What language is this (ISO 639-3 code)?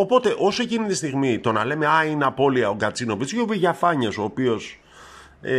ell